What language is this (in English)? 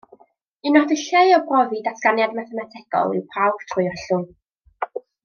Welsh